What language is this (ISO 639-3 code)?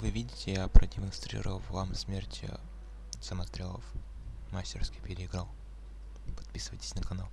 rus